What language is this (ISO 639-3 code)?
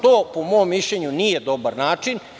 srp